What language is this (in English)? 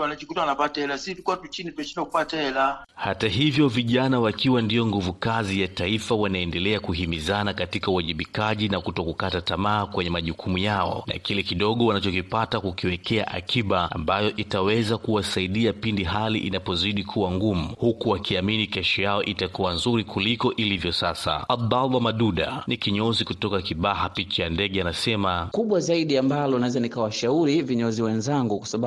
Swahili